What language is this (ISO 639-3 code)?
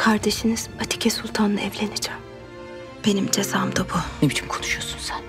tur